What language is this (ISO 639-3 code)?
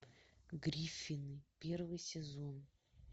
rus